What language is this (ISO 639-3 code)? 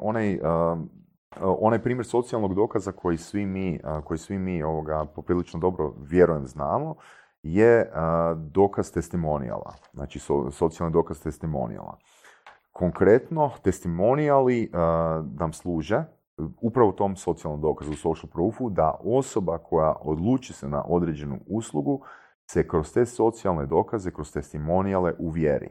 hrv